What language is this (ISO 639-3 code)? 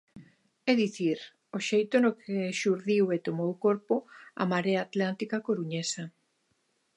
glg